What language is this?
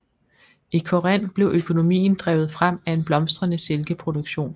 Danish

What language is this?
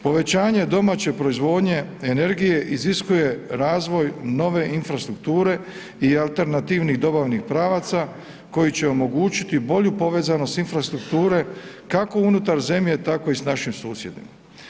Croatian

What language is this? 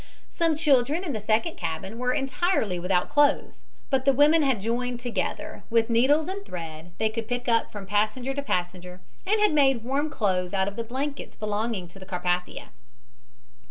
English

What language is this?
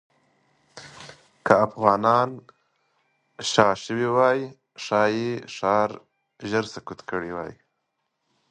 Pashto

